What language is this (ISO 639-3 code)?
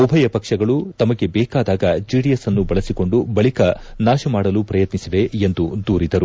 kan